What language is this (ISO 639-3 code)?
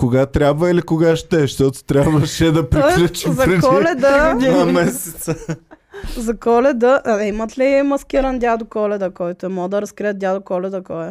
bul